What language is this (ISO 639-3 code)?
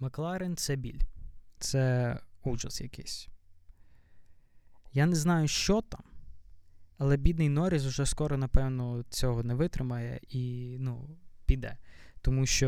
ukr